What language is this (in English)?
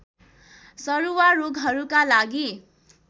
Nepali